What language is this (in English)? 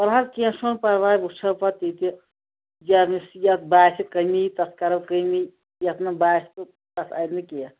Kashmiri